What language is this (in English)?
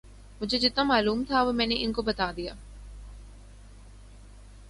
Urdu